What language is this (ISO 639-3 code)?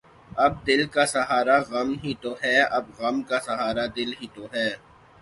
urd